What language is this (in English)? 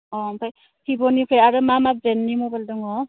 Bodo